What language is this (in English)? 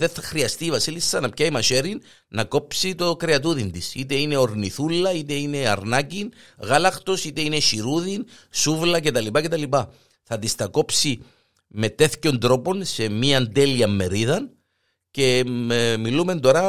Greek